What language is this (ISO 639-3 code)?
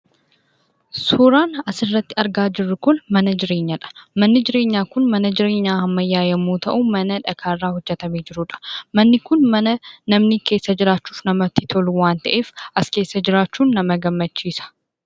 orm